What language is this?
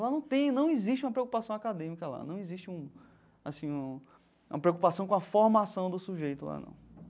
Portuguese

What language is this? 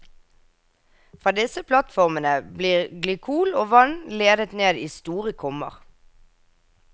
Norwegian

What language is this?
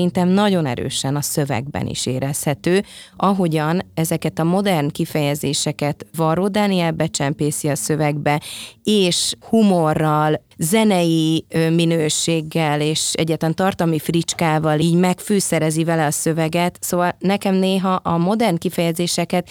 Hungarian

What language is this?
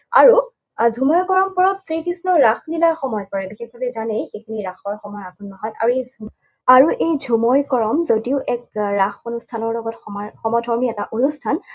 Assamese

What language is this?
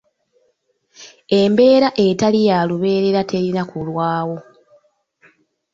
Ganda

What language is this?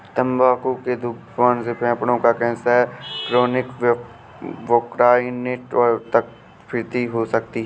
Hindi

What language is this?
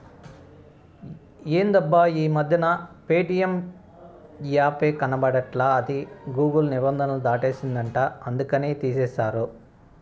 Telugu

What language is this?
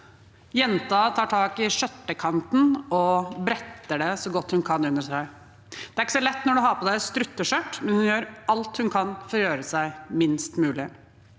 Norwegian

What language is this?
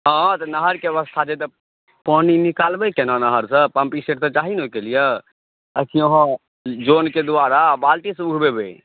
Maithili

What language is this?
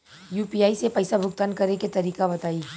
Bhojpuri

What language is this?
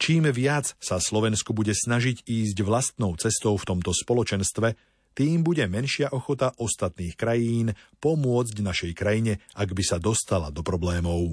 Slovak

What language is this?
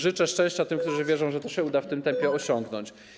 Polish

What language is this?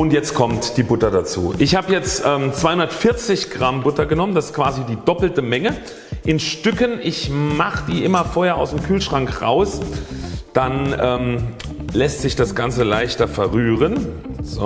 German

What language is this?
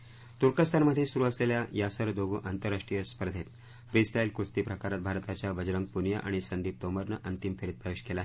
Marathi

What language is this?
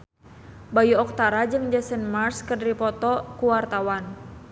Sundanese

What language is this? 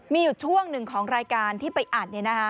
Thai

